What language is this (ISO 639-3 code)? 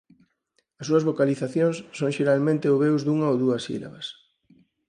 glg